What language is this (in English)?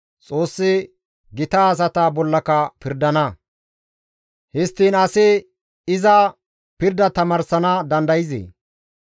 Gamo